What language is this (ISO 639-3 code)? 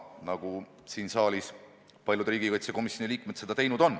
est